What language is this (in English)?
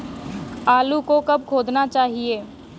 Hindi